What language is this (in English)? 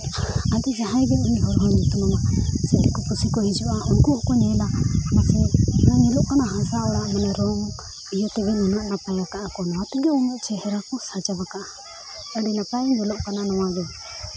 Santali